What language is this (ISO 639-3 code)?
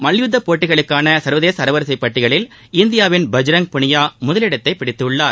tam